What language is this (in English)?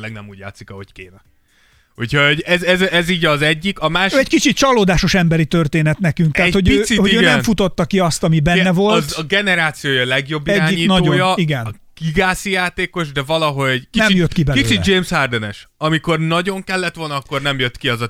Hungarian